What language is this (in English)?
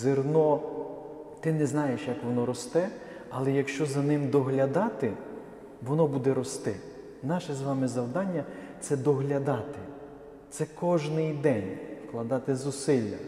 Ukrainian